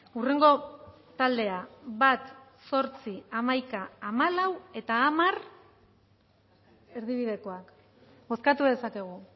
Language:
Basque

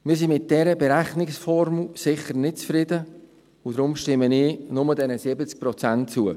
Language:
Swiss German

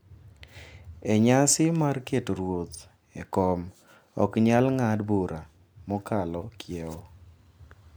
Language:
Luo (Kenya and Tanzania)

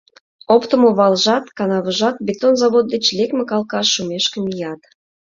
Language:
Mari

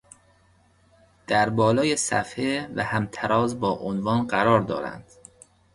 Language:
Persian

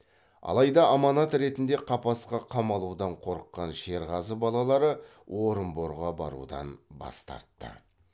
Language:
Kazakh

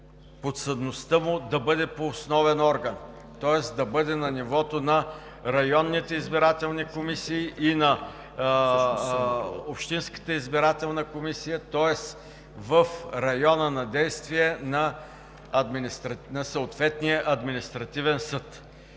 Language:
Bulgarian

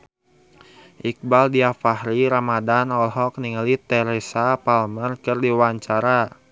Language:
Sundanese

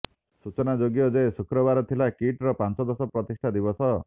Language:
Odia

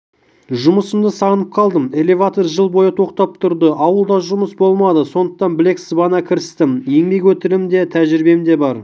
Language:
Kazakh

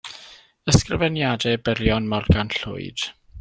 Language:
Welsh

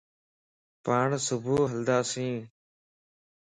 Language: Lasi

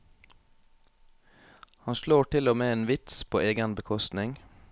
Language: Norwegian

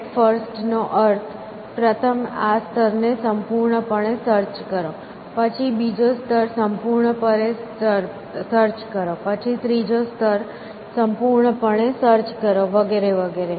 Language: Gujarati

